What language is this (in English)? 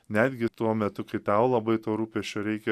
Lithuanian